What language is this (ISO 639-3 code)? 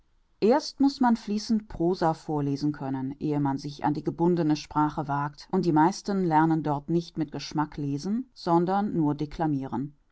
deu